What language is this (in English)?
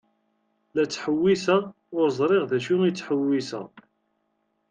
Kabyle